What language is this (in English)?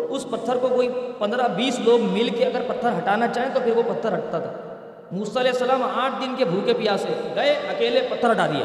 Urdu